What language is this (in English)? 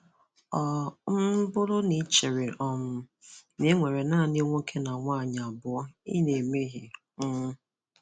Igbo